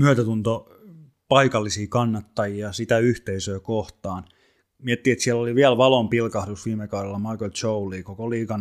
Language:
Finnish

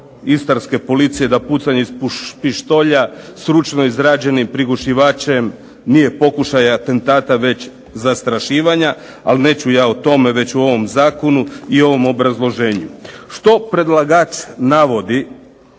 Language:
Croatian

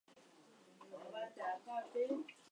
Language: Fang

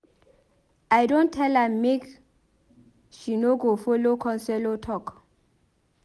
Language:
Nigerian Pidgin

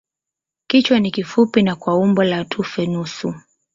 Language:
Swahili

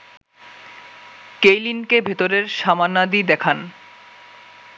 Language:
Bangla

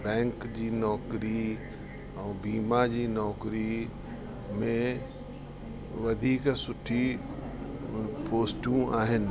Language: Sindhi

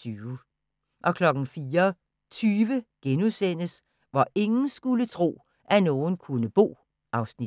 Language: Danish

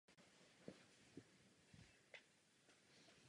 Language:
Czech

